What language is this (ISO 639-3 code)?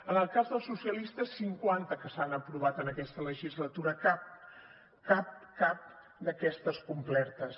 cat